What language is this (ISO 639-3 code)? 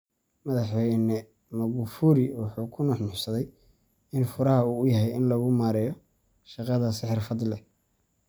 som